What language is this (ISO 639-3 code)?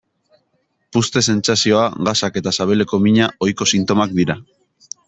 eus